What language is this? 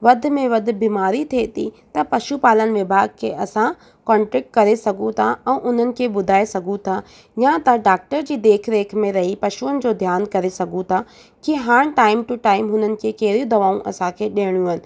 Sindhi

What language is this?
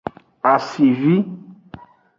Aja (Benin)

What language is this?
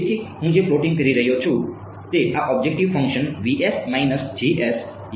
Gujarati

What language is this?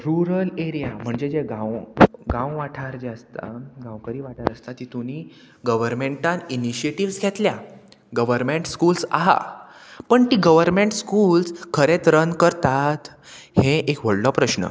Konkani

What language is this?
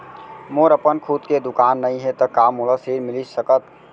Chhattisgarhi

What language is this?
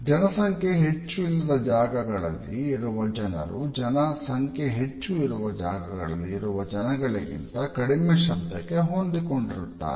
Kannada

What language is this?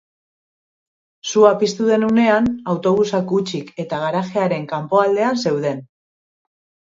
Basque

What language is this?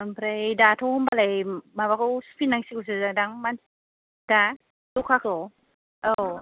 Bodo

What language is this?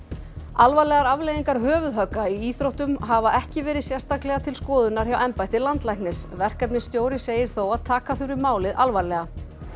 Icelandic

